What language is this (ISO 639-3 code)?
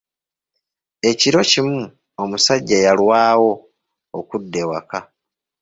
lug